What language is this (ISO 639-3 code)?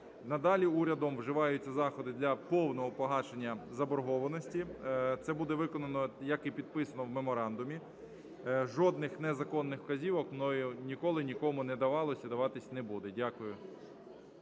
ukr